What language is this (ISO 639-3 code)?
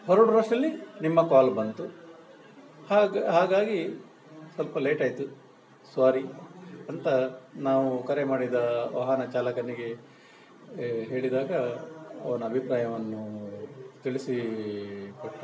kan